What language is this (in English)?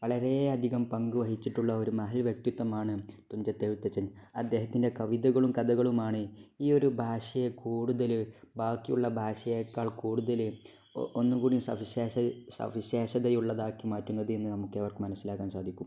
Malayalam